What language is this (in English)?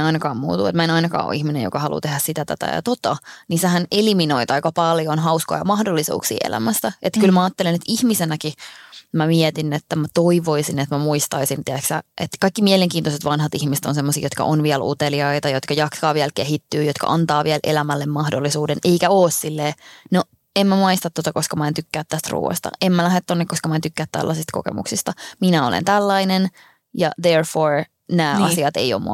Finnish